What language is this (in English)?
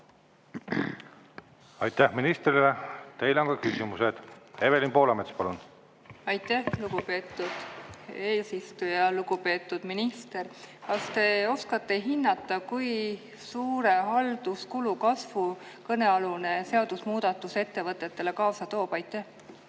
Estonian